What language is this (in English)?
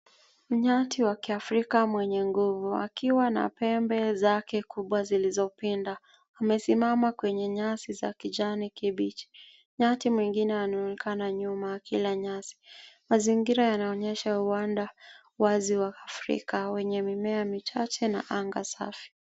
Swahili